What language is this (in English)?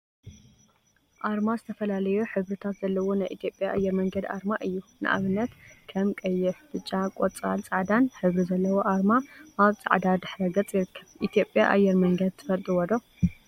Tigrinya